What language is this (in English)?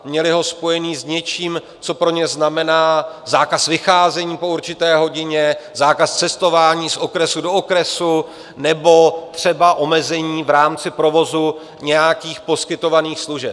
Czech